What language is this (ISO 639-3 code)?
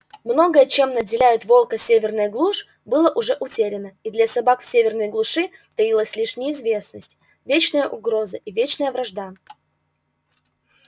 rus